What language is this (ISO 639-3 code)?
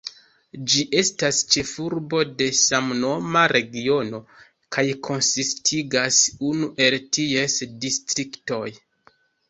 epo